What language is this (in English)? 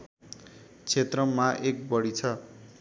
Nepali